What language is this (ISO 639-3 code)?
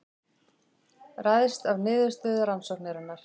isl